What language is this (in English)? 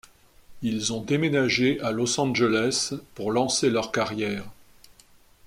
French